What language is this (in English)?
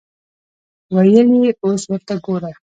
Pashto